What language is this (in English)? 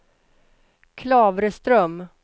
Swedish